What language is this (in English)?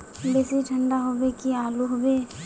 Magahi